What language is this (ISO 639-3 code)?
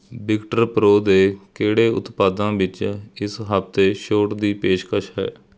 pan